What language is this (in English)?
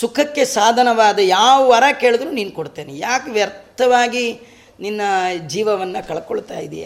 Kannada